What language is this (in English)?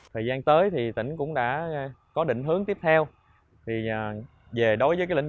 Vietnamese